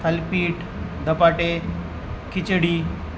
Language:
Marathi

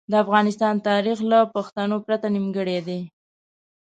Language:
Pashto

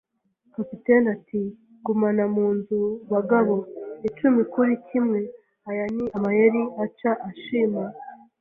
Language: Kinyarwanda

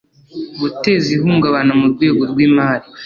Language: Kinyarwanda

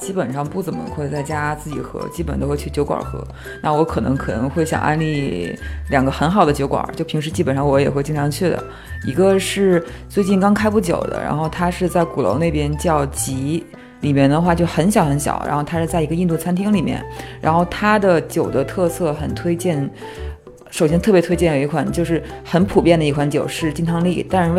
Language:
Chinese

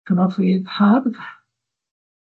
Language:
Welsh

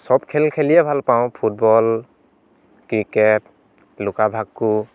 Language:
Assamese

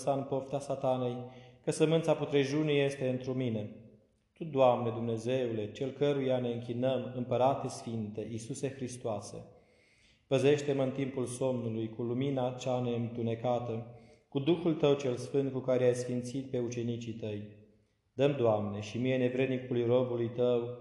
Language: Romanian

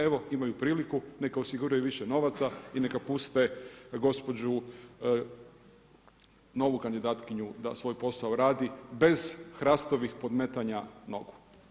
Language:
Croatian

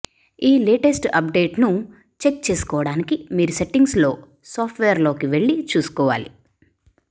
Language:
Telugu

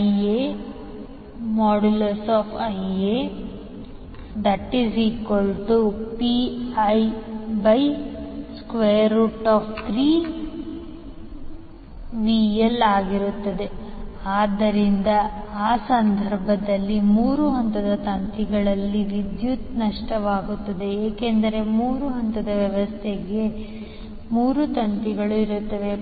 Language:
Kannada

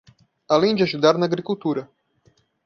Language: Portuguese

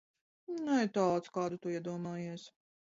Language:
Latvian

